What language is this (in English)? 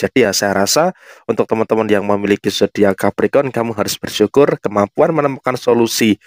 Indonesian